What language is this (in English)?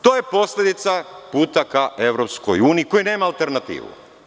Serbian